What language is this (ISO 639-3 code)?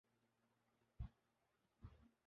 urd